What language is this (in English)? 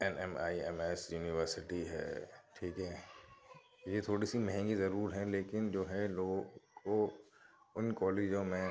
Urdu